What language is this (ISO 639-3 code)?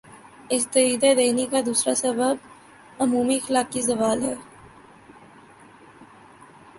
urd